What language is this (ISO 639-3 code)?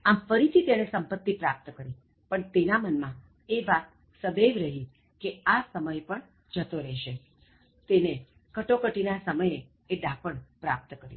guj